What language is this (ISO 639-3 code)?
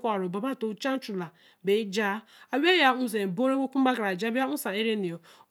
elm